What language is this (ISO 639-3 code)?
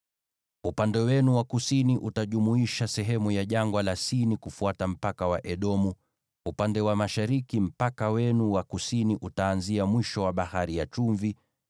swa